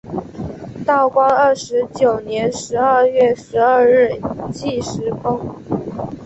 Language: Chinese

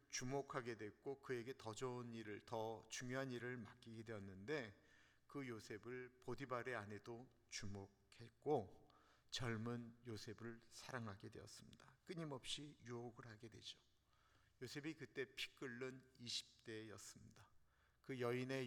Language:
Korean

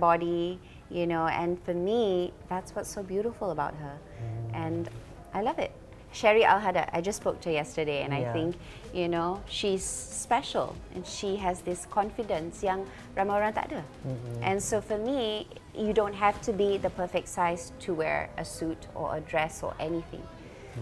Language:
Malay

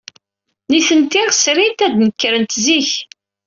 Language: Kabyle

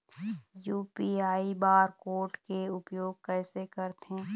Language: Chhattisgarhi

